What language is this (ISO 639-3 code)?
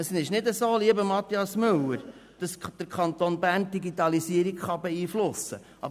gsw